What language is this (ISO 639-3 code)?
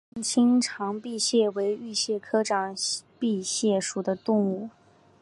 zho